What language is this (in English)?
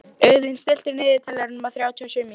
Icelandic